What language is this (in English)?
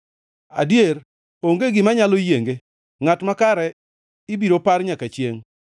Luo (Kenya and Tanzania)